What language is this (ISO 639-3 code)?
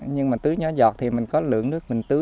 vie